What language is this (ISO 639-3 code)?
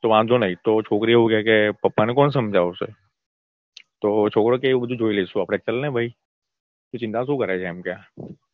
guj